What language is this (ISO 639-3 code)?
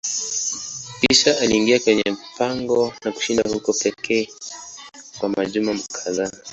swa